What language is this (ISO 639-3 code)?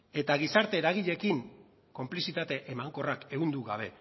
eus